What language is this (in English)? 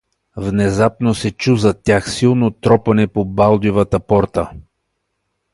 Bulgarian